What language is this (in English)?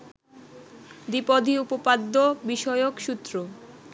Bangla